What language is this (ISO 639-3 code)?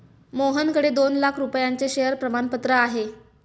mar